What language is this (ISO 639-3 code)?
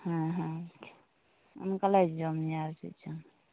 sat